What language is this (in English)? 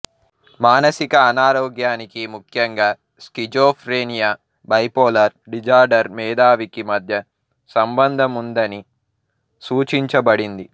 Telugu